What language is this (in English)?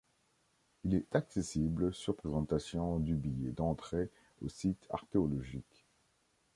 French